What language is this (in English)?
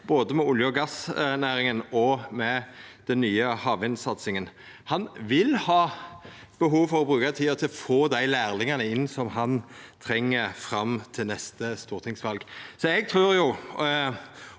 Norwegian